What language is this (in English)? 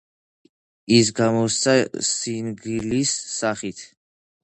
Georgian